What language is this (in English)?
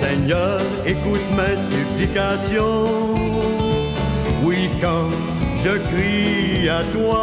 French